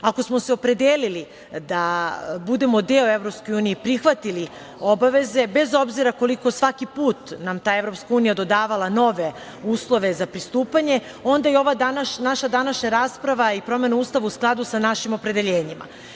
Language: Serbian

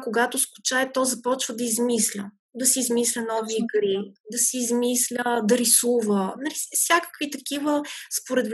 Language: Bulgarian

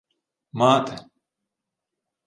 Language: Ukrainian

